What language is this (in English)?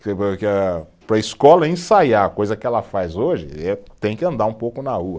Portuguese